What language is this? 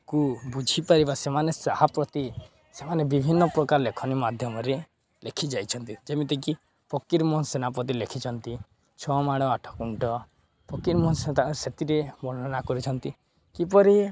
Odia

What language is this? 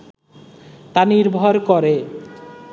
Bangla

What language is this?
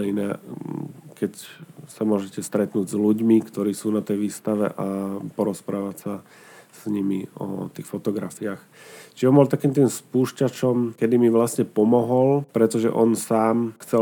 Slovak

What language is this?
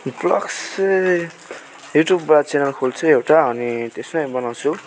Nepali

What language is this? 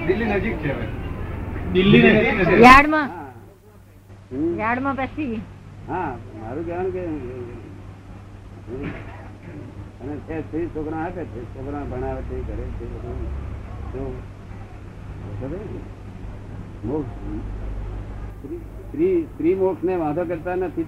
Gujarati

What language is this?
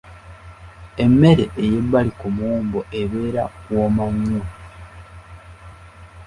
Ganda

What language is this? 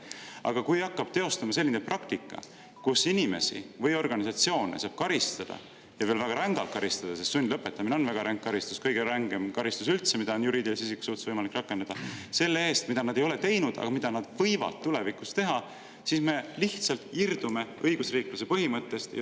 Estonian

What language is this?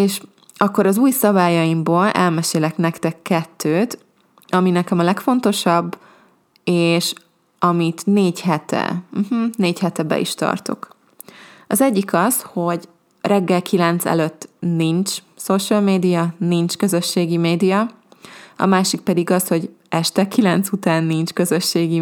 Hungarian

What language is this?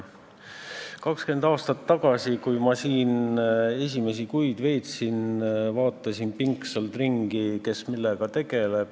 Estonian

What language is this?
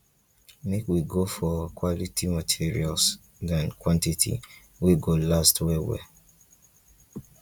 Nigerian Pidgin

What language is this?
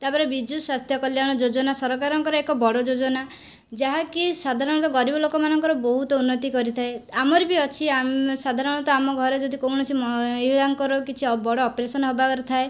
Odia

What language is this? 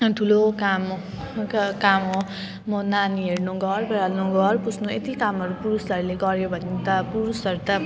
Nepali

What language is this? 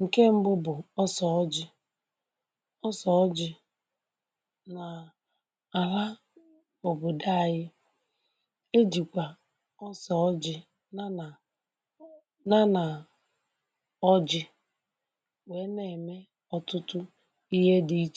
Igbo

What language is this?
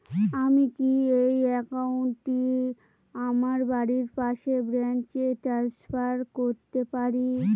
Bangla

